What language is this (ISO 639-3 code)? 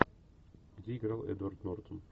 rus